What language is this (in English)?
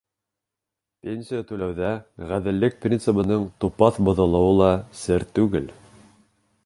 Bashkir